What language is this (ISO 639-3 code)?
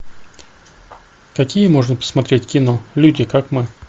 rus